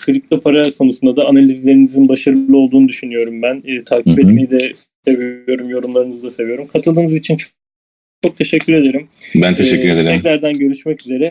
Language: Turkish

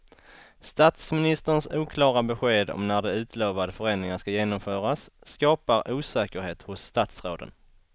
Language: Swedish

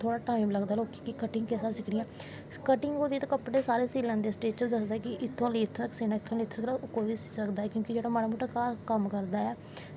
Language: Dogri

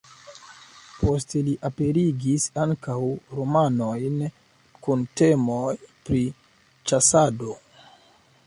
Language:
Esperanto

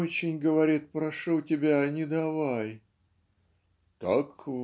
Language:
Russian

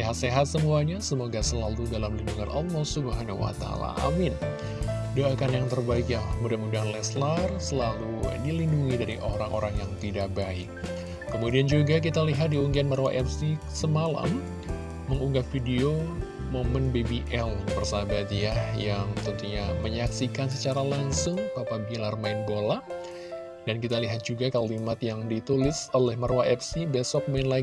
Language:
Indonesian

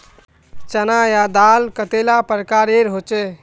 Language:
Magahi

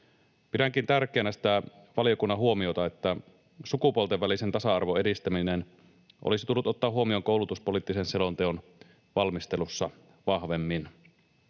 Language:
Finnish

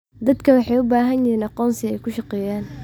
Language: Somali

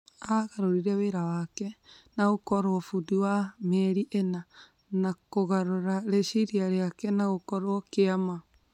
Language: Kikuyu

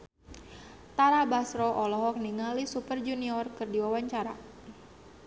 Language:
Sundanese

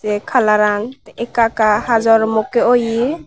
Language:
Chakma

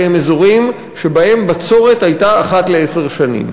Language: Hebrew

